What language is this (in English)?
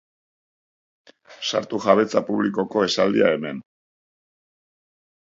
Basque